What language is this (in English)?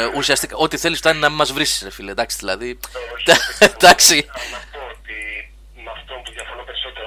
Greek